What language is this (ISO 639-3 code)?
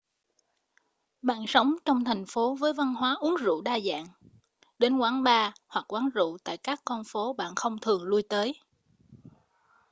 vie